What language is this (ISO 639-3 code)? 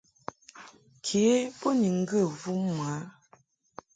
mhk